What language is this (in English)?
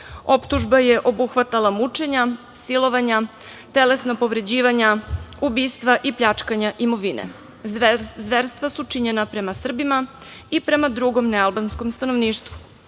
Serbian